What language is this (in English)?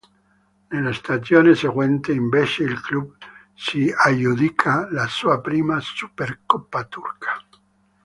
Italian